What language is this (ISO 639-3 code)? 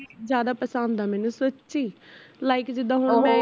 pan